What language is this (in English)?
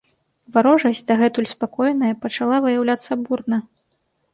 Belarusian